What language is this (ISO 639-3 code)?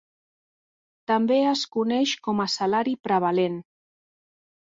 cat